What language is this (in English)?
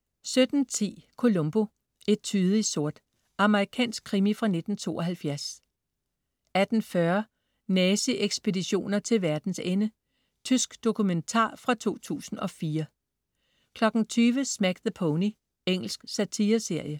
Danish